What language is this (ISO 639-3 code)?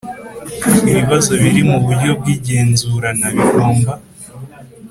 kin